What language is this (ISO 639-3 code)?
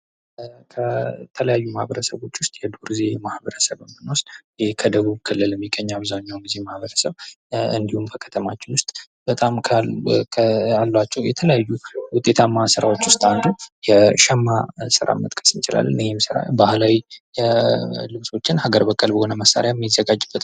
amh